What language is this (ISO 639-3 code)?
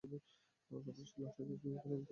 ben